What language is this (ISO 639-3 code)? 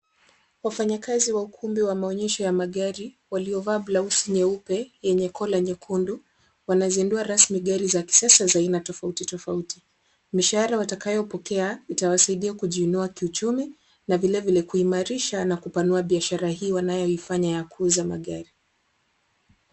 swa